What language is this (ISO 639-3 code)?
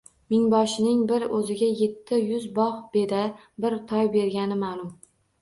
uzb